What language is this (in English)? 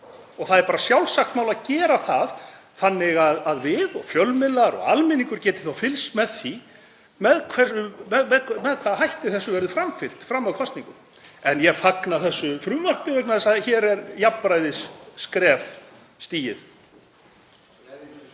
Icelandic